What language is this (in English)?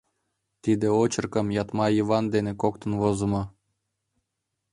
Mari